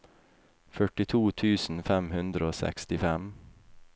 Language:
Norwegian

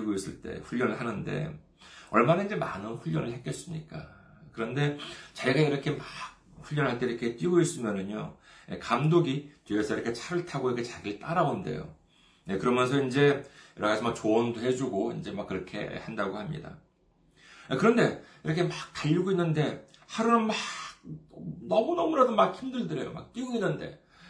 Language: Korean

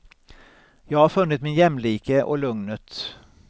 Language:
Swedish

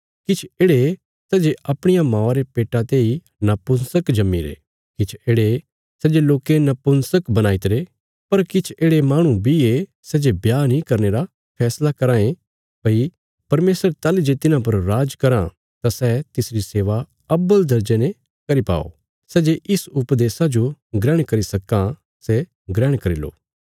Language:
Bilaspuri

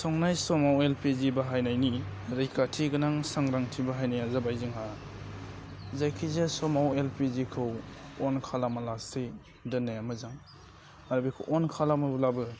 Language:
Bodo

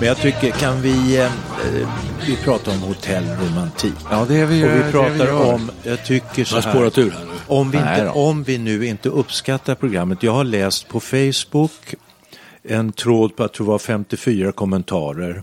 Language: Swedish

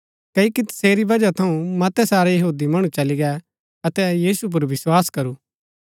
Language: Gaddi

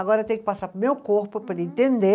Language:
Portuguese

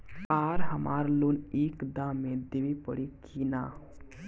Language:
Bhojpuri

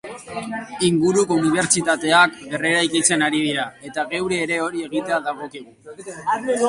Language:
Basque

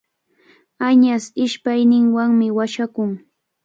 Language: Cajatambo North Lima Quechua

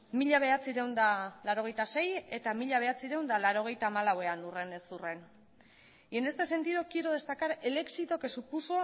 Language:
Basque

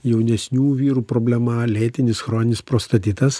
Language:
Lithuanian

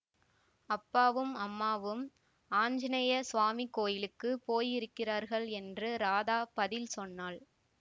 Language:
Tamil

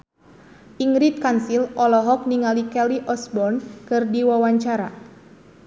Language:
Sundanese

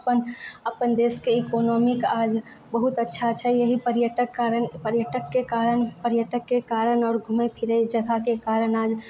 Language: Maithili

